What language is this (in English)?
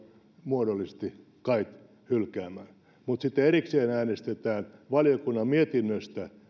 Finnish